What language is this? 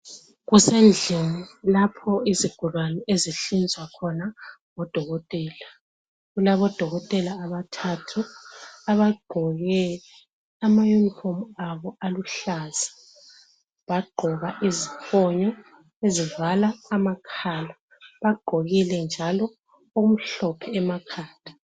North Ndebele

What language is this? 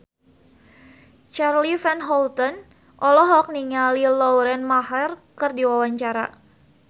Sundanese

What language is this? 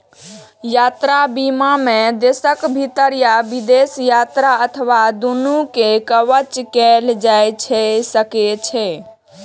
Maithili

